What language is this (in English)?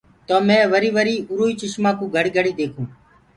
Gurgula